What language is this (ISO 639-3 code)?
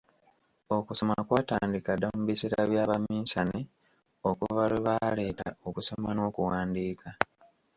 lug